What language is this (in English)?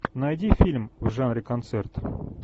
Russian